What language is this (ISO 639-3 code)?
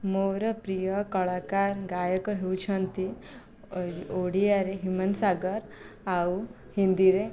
ori